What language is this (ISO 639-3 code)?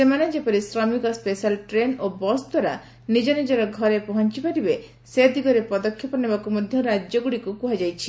ori